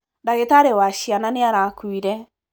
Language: Kikuyu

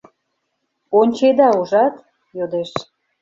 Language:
Mari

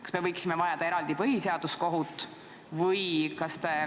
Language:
Estonian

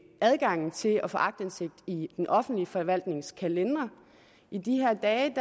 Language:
Danish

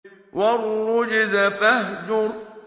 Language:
Arabic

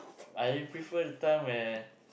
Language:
English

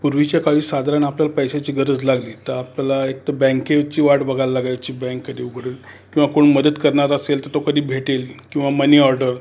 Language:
Marathi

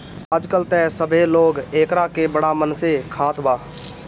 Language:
Bhojpuri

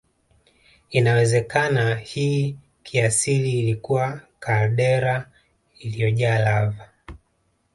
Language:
Swahili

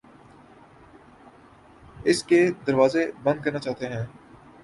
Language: Urdu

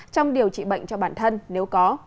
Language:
Vietnamese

